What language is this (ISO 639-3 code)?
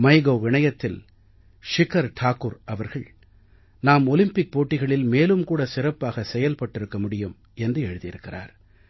tam